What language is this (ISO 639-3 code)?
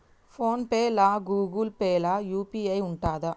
tel